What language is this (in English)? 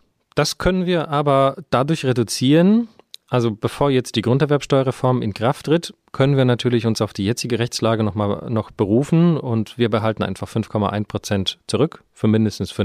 German